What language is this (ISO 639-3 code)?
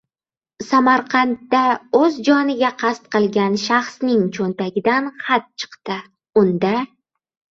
uzb